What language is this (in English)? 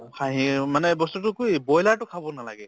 Assamese